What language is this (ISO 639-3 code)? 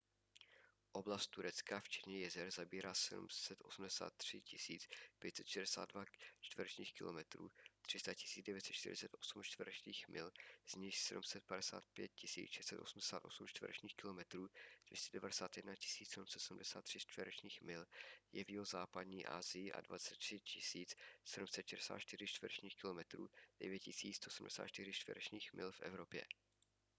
ces